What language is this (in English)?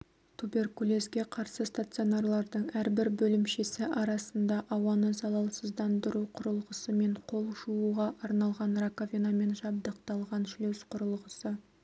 Kazakh